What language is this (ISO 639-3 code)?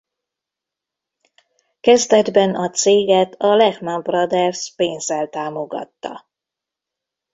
hun